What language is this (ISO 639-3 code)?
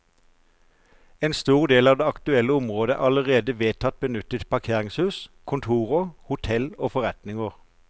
nor